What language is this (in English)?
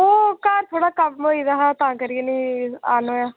Dogri